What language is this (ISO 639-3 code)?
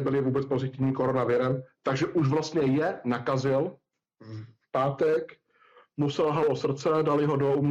ces